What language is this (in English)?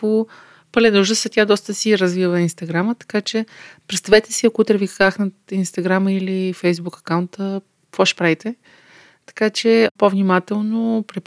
Bulgarian